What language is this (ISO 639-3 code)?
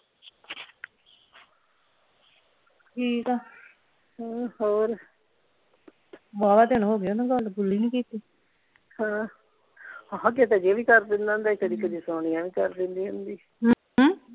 pan